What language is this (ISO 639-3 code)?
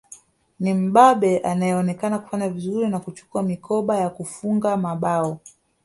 swa